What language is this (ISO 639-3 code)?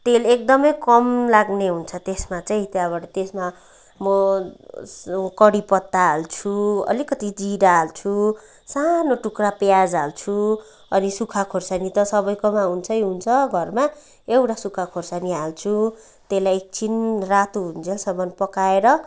nep